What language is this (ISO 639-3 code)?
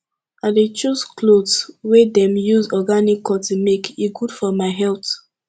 pcm